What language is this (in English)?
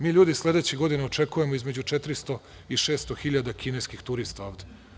Serbian